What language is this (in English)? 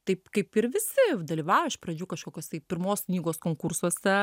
Lithuanian